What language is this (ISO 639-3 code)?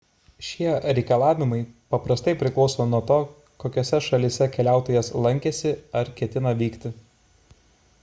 lit